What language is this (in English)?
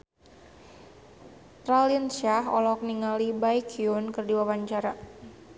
Sundanese